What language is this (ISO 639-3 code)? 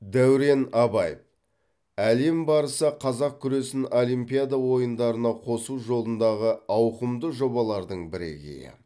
kaz